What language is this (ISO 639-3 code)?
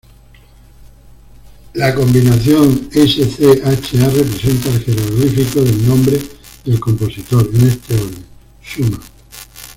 spa